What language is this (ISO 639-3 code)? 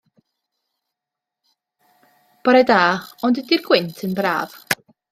cym